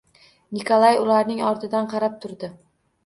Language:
Uzbek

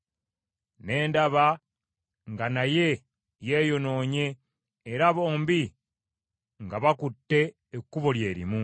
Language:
Ganda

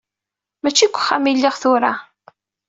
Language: Kabyle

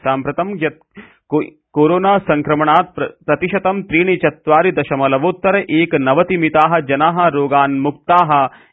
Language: Sanskrit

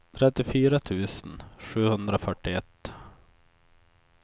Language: Swedish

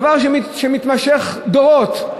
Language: Hebrew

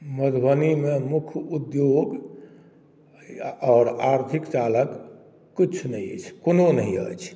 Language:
Maithili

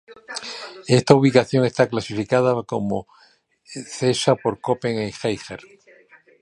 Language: Spanish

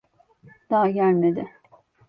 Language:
Turkish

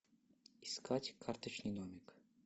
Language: Russian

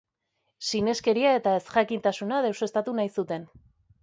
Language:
Basque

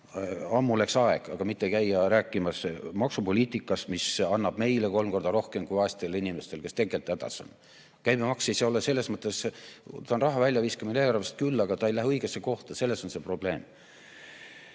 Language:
Estonian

